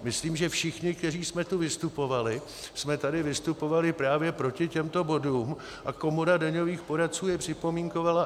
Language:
Czech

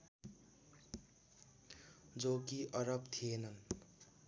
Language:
Nepali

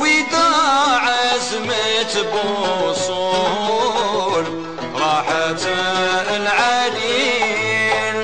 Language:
Arabic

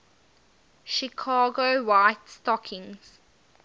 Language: English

